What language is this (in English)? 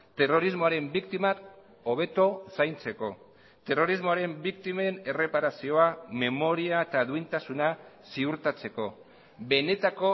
Basque